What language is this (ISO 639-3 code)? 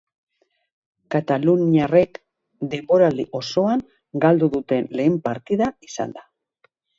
eus